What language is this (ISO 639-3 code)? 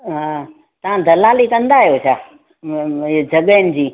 snd